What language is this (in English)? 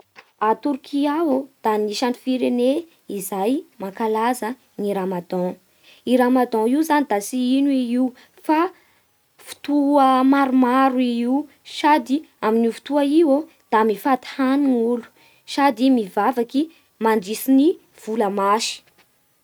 Bara Malagasy